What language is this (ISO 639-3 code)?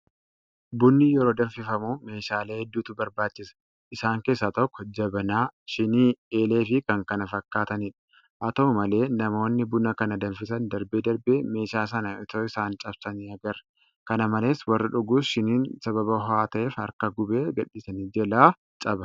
orm